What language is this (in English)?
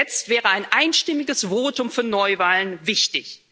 German